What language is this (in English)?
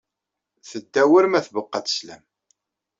Kabyle